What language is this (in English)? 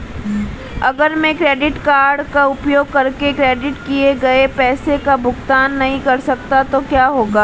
Hindi